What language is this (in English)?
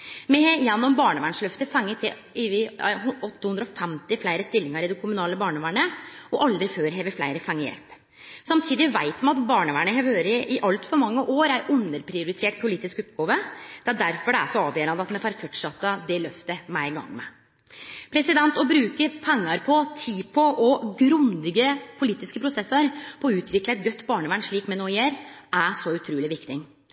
Norwegian Nynorsk